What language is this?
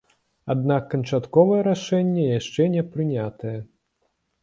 Belarusian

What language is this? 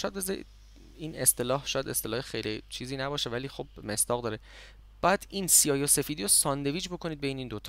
Persian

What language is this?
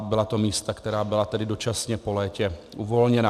Czech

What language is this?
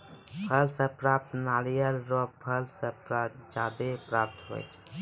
Maithili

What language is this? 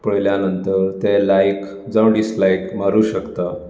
Konkani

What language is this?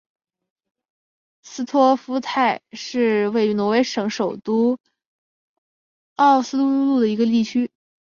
Chinese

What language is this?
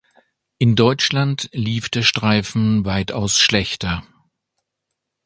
German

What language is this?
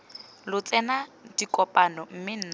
Tswana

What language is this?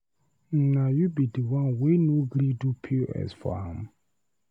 Nigerian Pidgin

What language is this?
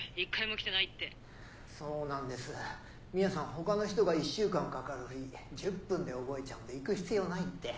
Japanese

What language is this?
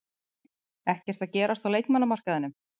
Icelandic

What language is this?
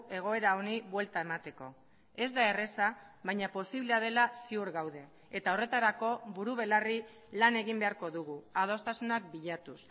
Basque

